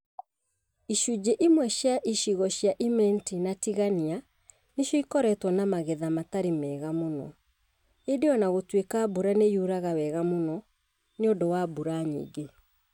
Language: Kikuyu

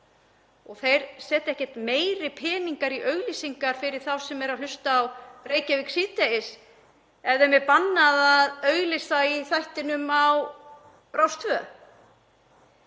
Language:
Icelandic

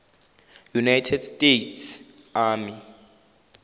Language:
Zulu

